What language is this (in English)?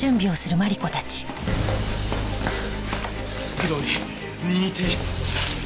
Japanese